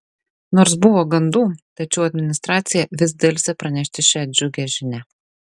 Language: Lithuanian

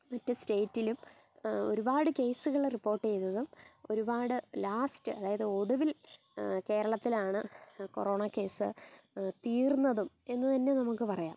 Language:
Malayalam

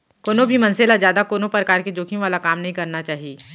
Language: Chhattisgarhi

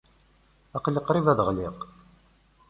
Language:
Kabyle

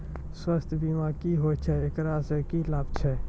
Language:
Maithili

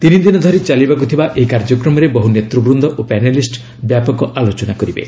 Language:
Odia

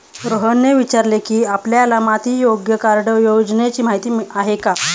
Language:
Marathi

